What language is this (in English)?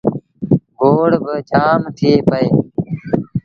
Sindhi Bhil